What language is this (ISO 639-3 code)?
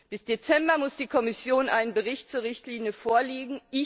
deu